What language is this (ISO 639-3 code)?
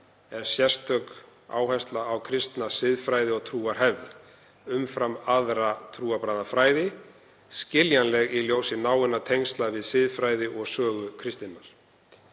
isl